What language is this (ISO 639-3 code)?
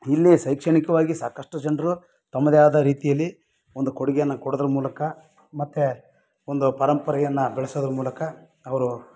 kan